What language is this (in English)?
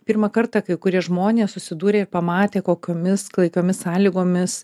Lithuanian